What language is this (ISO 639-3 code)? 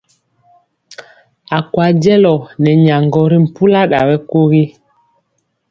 mcx